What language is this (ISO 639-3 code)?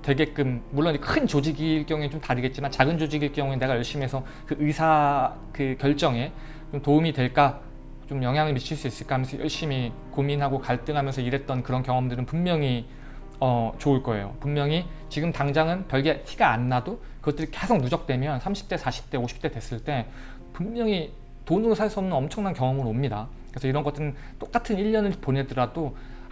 kor